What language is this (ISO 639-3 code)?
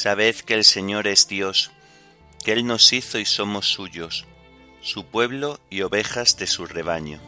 spa